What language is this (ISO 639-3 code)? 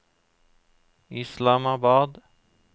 nor